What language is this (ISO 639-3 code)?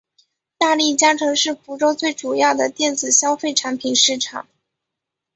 zho